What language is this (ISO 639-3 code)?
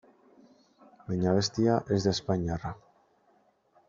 eus